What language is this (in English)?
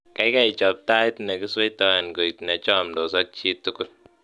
Kalenjin